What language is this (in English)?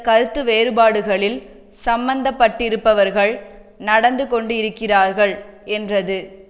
Tamil